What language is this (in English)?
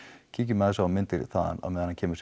Icelandic